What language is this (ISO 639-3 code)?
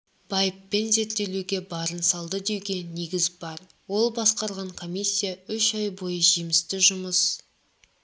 kaz